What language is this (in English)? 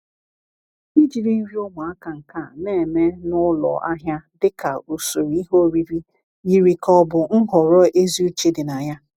Igbo